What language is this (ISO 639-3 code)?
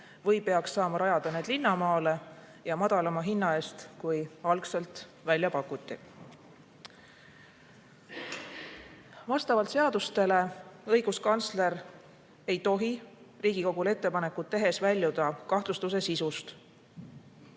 est